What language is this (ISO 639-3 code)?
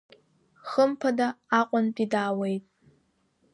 abk